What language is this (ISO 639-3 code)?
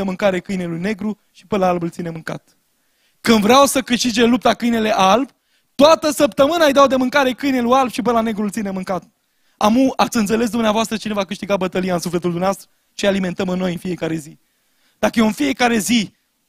ron